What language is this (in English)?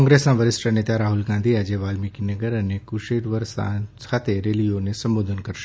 Gujarati